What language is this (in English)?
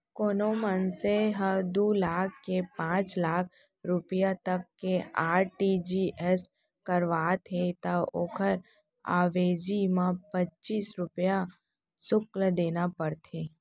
Chhattisgarhi